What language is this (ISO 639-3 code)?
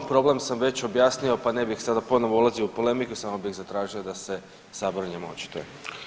hrv